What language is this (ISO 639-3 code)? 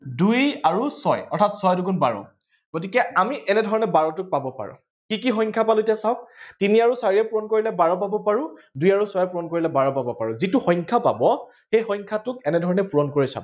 asm